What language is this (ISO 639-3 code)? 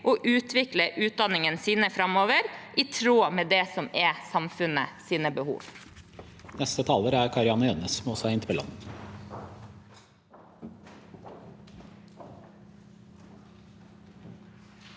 nor